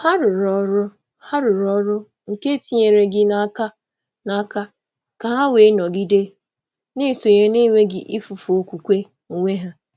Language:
Igbo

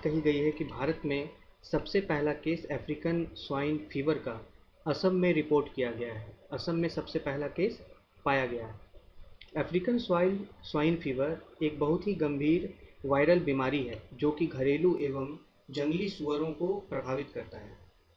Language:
Hindi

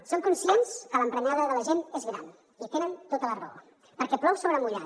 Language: Catalan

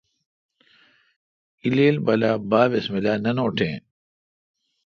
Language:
Kalkoti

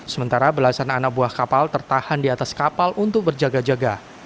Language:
Indonesian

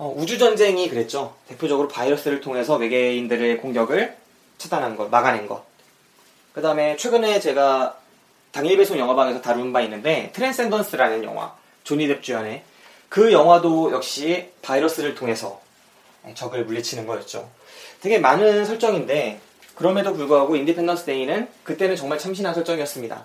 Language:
Korean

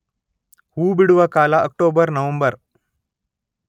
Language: Kannada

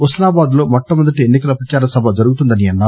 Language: Telugu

